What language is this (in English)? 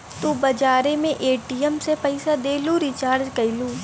Bhojpuri